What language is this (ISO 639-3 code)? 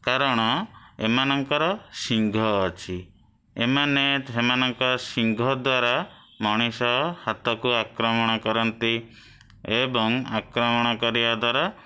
ori